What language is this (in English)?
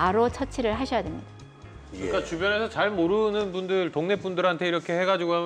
Korean